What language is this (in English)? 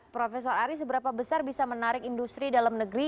Indonesian